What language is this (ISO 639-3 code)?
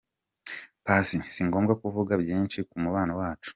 kin